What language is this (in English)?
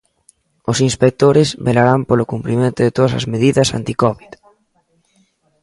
Galician